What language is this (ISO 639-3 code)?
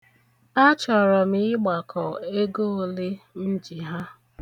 ibo